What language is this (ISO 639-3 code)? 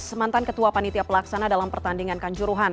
ind